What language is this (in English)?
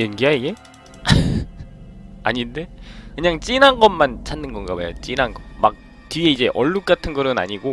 Korean